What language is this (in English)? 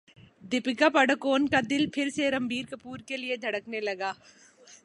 Urdu